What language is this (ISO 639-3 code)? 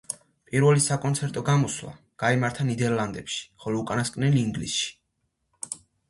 kat